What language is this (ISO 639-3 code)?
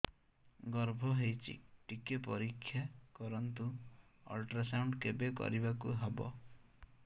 ori